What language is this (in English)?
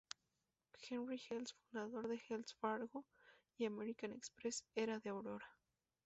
Spanish